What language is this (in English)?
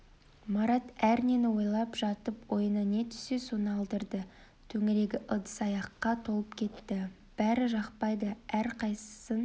Kazakh